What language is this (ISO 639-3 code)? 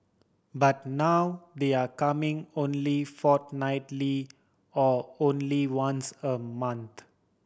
eng